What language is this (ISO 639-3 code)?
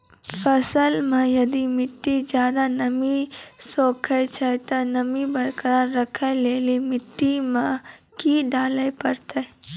mai